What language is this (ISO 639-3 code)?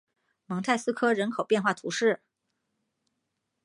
zho